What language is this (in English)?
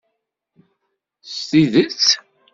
Kabyle